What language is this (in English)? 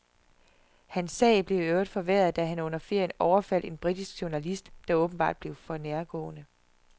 Danish